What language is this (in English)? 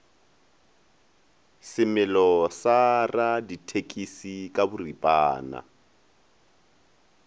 Northern Sotho